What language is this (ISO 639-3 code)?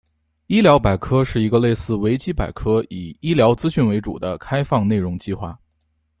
zho